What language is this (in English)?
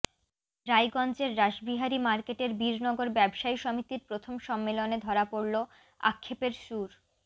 Bangla